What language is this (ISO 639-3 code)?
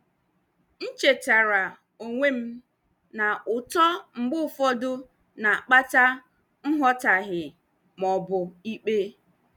ibo